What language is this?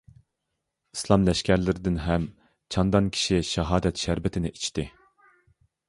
Uyghur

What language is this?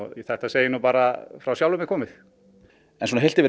Icelandic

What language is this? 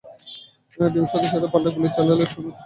Bangla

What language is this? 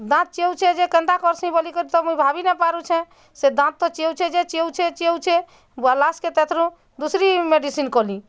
Odia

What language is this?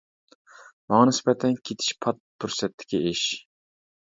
Uyghur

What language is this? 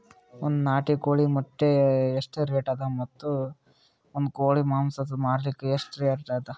Kannada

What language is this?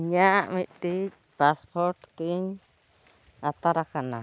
Santali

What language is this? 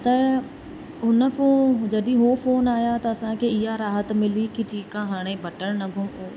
Sindhi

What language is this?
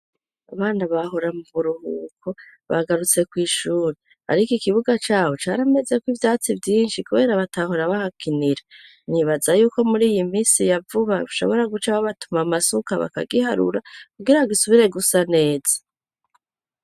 Rundi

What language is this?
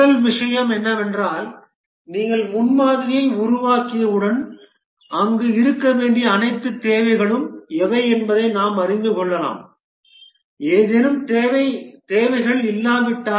Tamil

